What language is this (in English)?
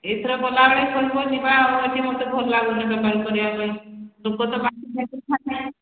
Odia